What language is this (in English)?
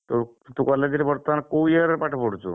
Odia